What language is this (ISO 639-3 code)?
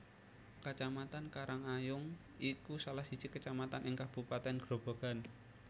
jav